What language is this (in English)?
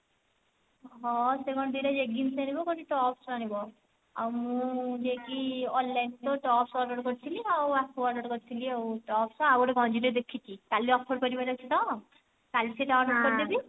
Odia